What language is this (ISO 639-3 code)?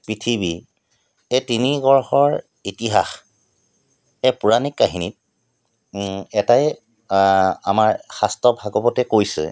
asm